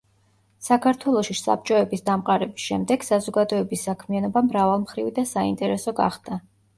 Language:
Georgian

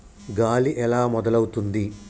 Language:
Telugu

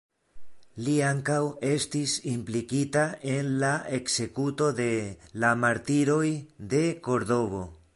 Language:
Esperanto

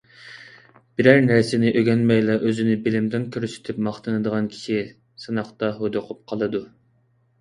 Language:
Uyghur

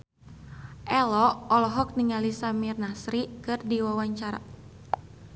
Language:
Sundanese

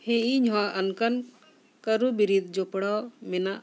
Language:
Santali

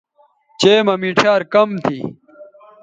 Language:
Bateri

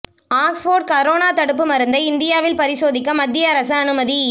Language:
Tamil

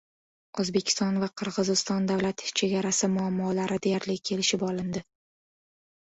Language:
Uzbek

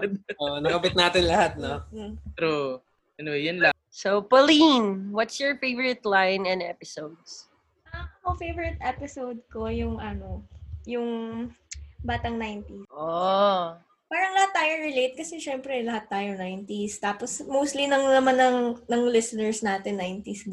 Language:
Filipino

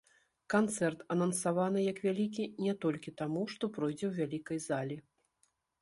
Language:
Belarusian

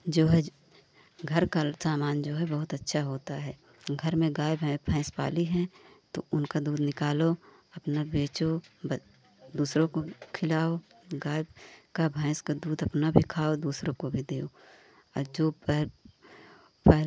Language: Hindi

